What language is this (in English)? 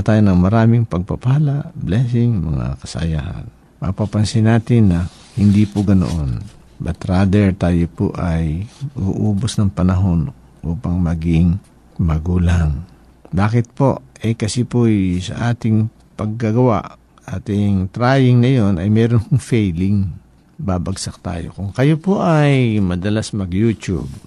Filipino